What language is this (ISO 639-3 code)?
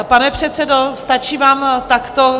ces